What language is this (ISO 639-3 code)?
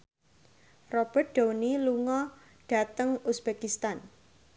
jav